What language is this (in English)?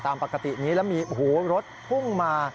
Thai